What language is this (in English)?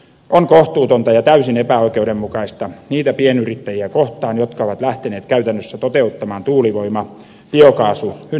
Finnish